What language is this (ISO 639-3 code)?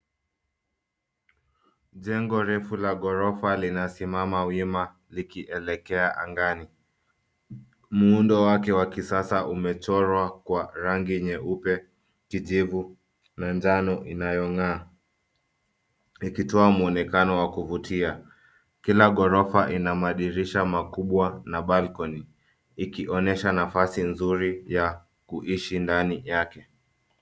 swa